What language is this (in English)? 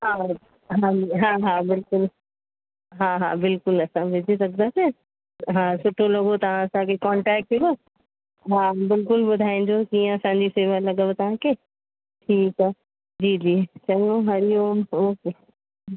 Sindhi